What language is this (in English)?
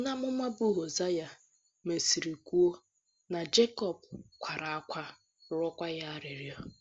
Igbo